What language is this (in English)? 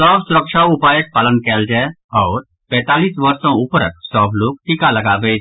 Maithili